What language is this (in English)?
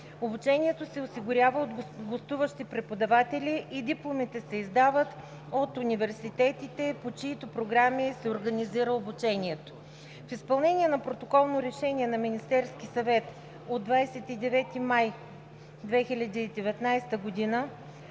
Bulgarian